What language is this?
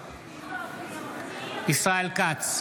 Hebrew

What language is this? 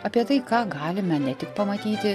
Lithuanian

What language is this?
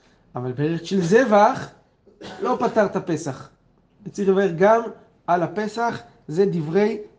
Hebrew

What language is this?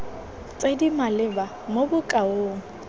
Tswana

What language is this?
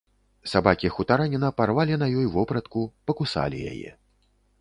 Belarusian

